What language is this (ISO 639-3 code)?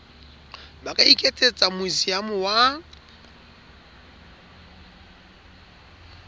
sot